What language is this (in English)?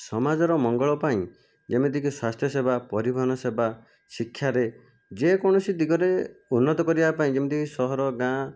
Odia